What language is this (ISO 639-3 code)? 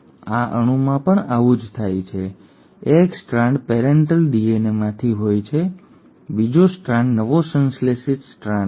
guj